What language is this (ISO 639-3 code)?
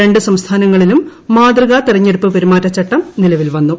mal